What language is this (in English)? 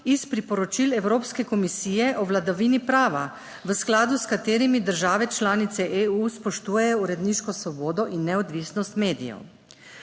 Slovenian